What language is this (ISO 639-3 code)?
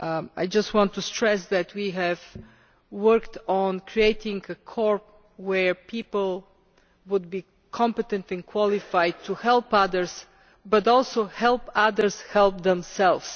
eng